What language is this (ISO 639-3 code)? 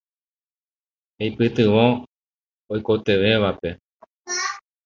grn